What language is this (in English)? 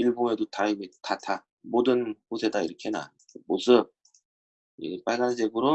Korean